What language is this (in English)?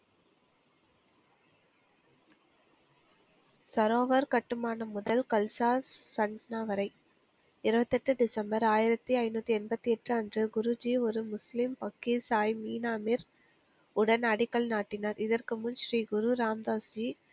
Tamil